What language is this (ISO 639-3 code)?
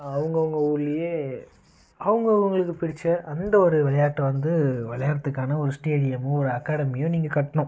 tam